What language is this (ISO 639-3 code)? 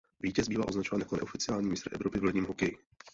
ces